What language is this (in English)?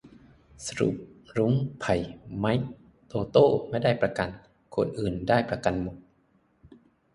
Thai